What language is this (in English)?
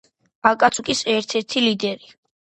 Georgian